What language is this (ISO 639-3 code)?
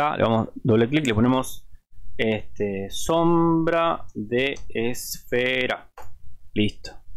spa